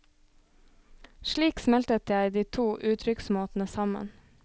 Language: Norwegian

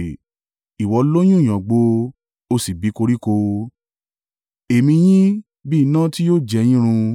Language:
Yoruba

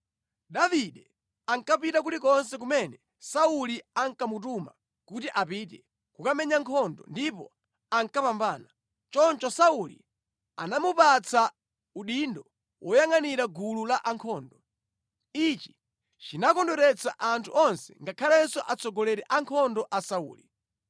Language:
Nyanja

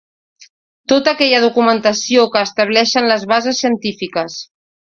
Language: Catalan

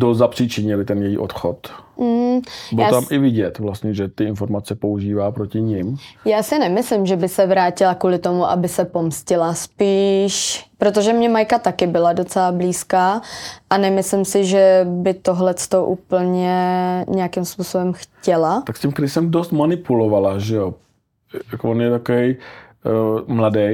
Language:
Czech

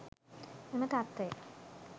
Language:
Sinhala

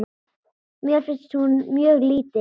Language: Icelandic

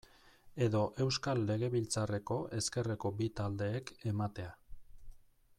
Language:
Basque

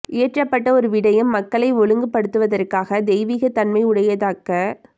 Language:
Tamil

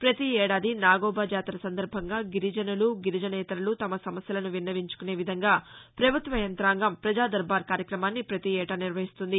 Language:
Telugu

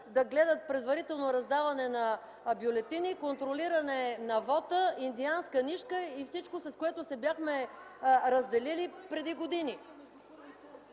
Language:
Bulgarian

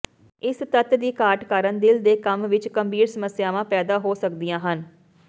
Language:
Punjabi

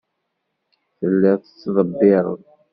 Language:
Kabyle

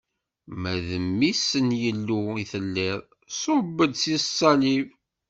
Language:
Kabyle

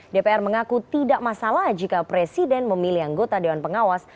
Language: Indonesian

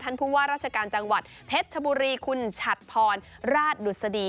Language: Thai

